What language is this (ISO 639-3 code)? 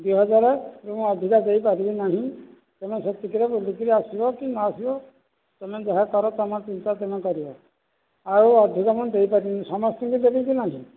ori